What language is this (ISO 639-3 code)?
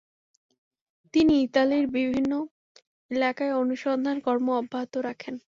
ben